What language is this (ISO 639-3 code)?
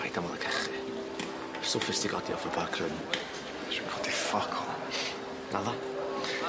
cym